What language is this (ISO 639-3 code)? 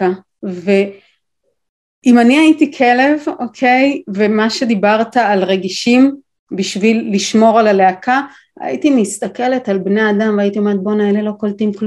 heb